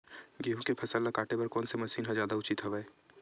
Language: Chhattisgarhi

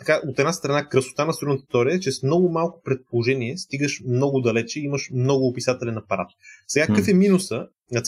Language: Bulgarian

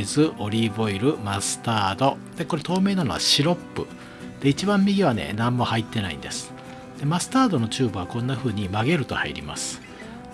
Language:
Japanese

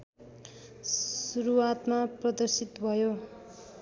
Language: Nepali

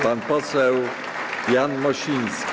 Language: Polish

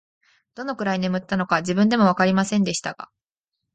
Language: Japanese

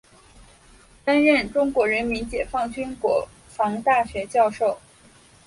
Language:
Chinese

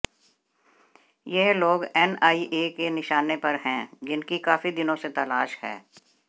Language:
Hindi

